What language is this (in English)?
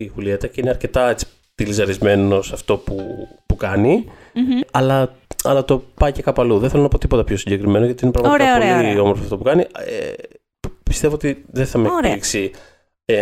Greek